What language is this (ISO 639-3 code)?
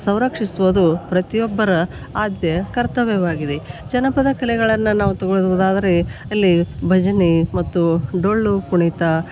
kan